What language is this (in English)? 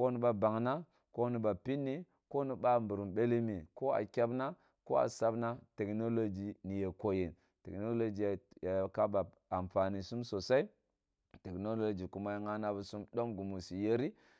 Kulung (Nigeria)